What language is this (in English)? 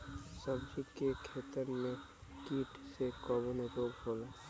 Bhojpuri